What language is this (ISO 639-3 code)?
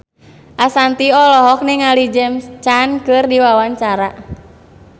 sun